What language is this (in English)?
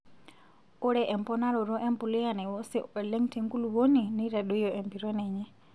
Masai